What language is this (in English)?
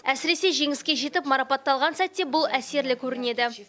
Kazakh